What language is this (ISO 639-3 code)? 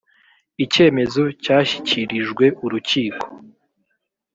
kin